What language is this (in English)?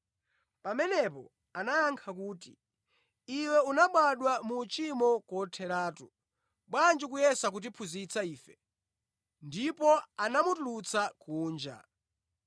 Nyanja